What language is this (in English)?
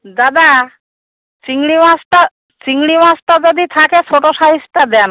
Bangla